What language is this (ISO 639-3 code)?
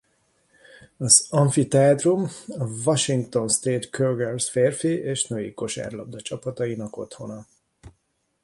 hun